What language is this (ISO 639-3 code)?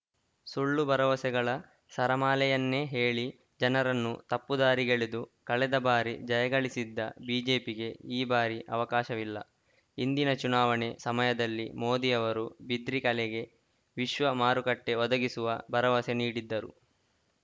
kan